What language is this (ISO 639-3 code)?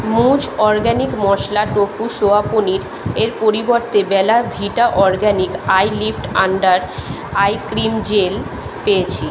ben